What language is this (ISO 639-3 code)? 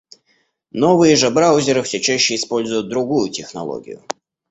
rus